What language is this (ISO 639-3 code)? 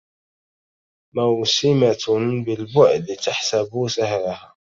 ara